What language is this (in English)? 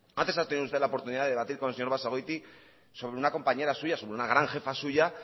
Spanish